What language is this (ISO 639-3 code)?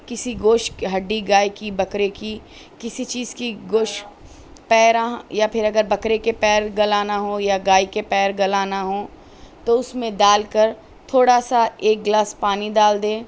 urd